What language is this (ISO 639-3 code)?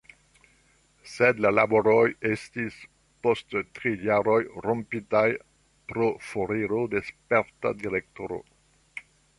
epo